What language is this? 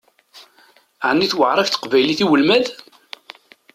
Kabyle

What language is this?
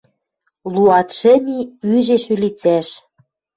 Western Mari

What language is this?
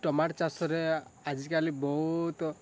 Odia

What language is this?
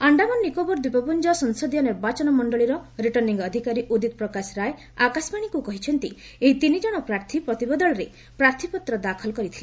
Odia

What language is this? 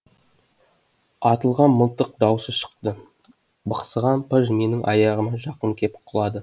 Kazakh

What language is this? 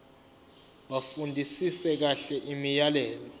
Zulu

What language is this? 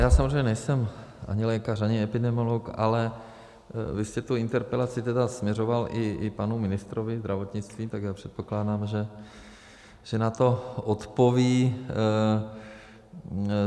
Czech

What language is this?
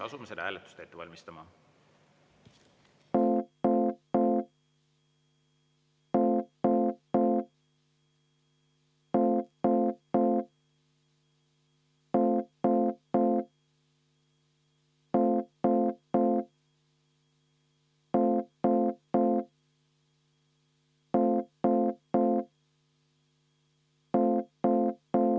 Estonian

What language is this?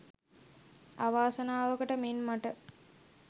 Sinhala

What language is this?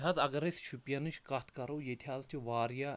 Kashmiri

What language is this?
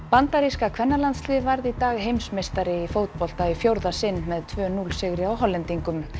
Icelandic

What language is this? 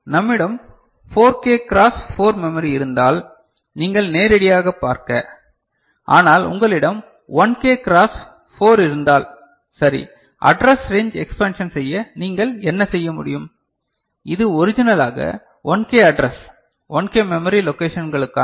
Tamil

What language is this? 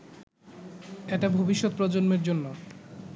Bangla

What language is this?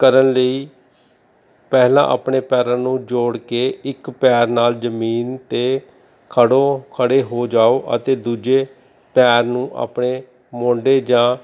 Punjabi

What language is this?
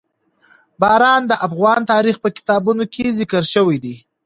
Pashto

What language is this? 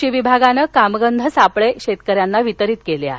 Marathi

